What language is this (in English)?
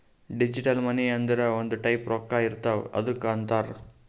Kannada